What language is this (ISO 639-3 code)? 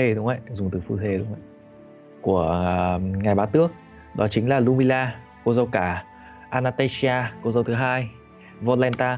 vie